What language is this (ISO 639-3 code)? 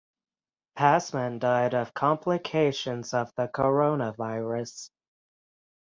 eng